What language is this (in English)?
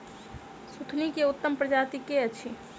Maithili